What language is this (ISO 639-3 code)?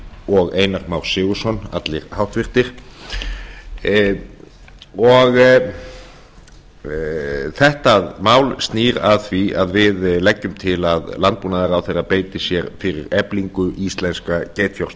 isl